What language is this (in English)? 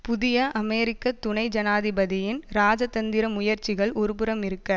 Tamil